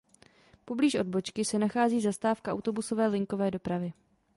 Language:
Czech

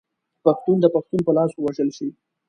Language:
Pashto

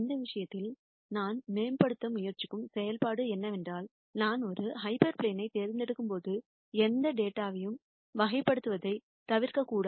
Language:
Tamil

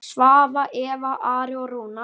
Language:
Icelandic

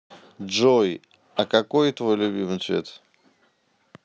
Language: Russian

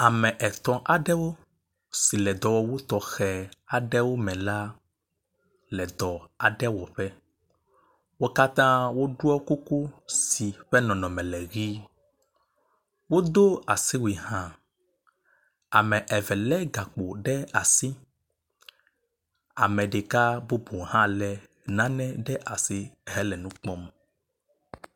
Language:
Ewe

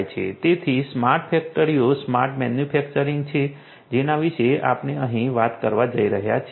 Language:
Gujarati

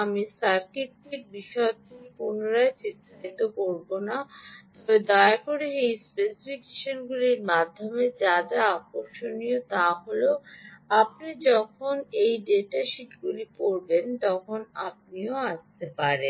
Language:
Bangla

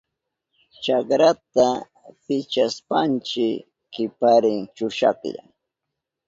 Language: Southern Pastaza Quechua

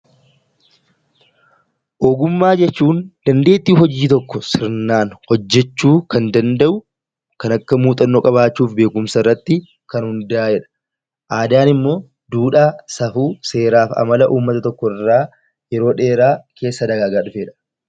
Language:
Oromo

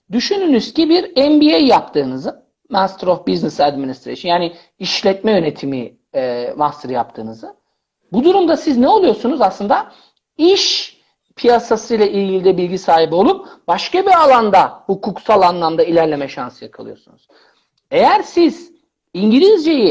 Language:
Turkish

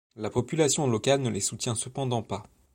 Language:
French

